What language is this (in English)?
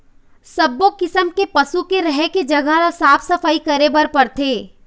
Chhattisgarhi